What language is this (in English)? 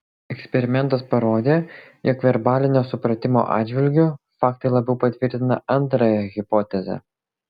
Lithuanian